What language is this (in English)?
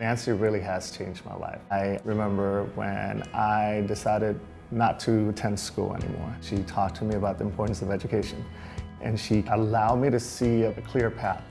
English